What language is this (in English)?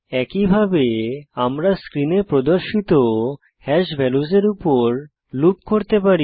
Bangla